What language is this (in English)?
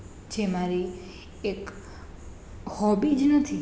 Gujarati